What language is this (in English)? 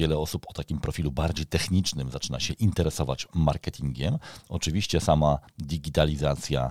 Polish